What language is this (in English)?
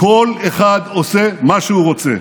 Hebrew